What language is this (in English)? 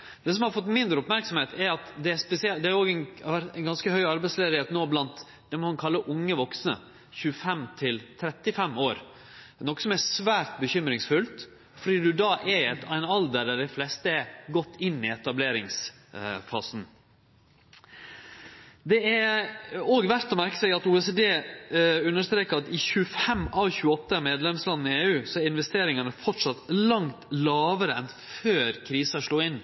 Norwegian Nynorsk